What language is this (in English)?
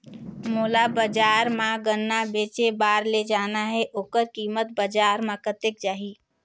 Chhattisgarhi